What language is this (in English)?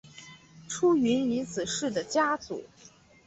Chinese